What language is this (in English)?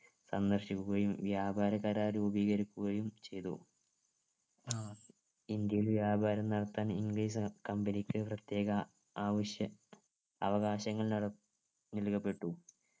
Malayalam